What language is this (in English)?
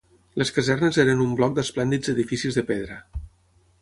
Catalan